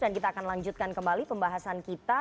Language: Indonesian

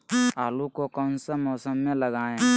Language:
Magahi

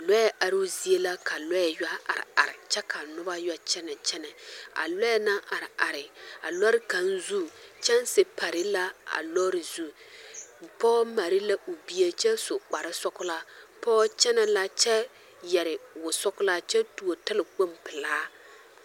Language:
Southern Dagaare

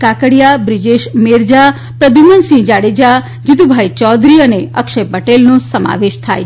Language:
Gujarati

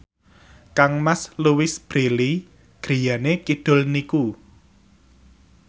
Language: Javanese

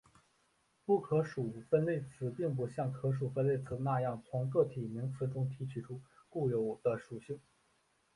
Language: Chinese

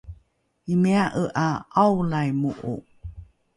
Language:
Rukai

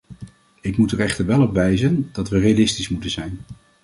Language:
Dutch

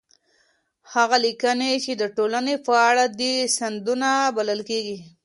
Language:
Pashto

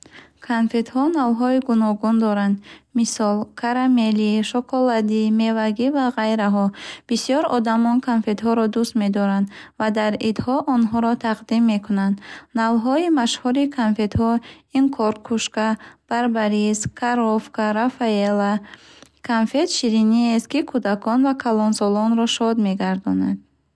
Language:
Bukharic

